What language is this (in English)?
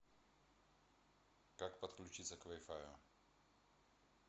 Russian